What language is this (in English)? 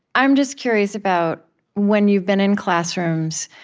English